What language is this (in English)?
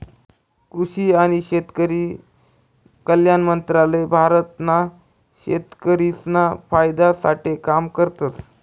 Marathi